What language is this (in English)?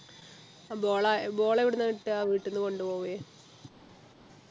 Malayalam